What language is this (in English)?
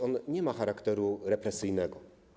Polish